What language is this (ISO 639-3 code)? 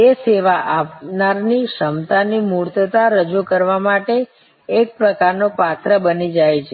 guj